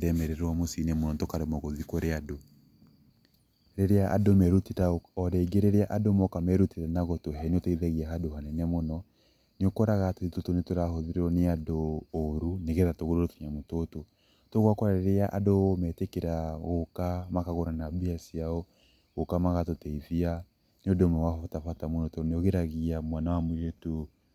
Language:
Kikuyu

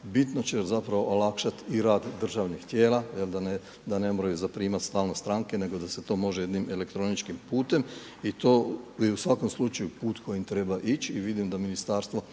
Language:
Croatian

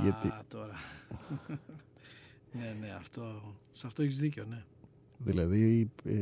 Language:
Greek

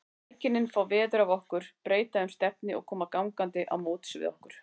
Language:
Icelandic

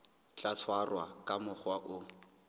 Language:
Southern Sotho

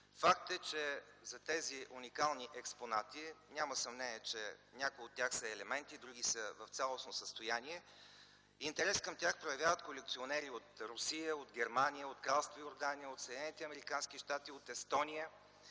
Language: Bulgarian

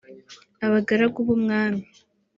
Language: Kinyarwanda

